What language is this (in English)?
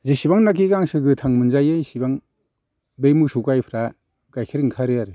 Bodo